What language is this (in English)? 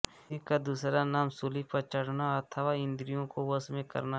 Hindi